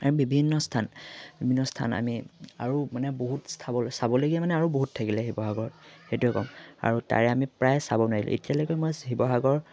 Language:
Assamese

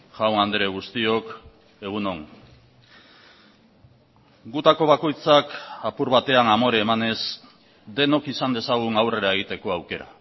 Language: Basque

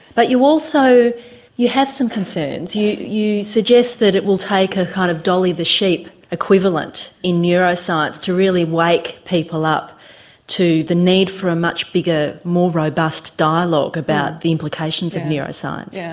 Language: English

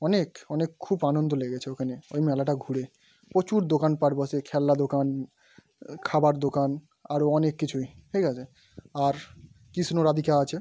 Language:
Bangla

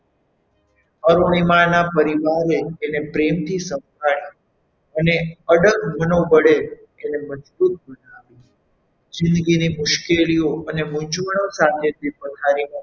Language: Gujarati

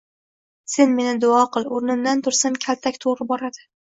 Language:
Uzbek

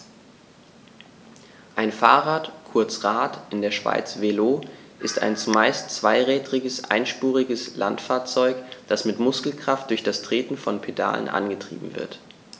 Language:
German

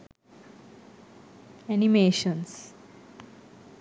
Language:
Sinhala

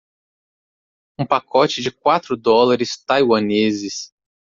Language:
Portuguese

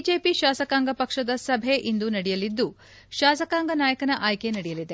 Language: Kannada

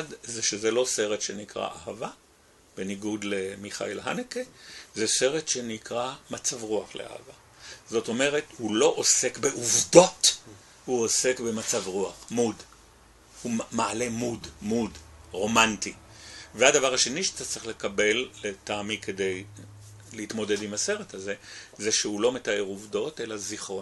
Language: Hebrew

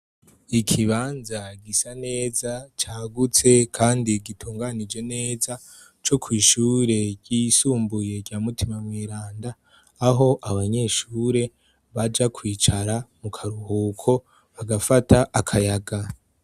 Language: Rundi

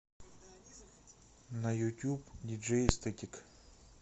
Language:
Russian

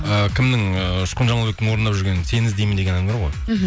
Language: Kazakh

